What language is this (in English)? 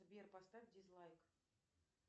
Russian